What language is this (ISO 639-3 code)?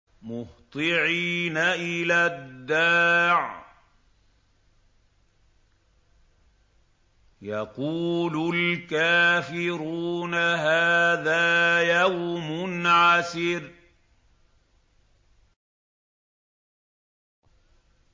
ara